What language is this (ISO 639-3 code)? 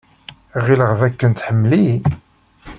kab